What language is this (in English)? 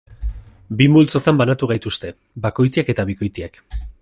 Basque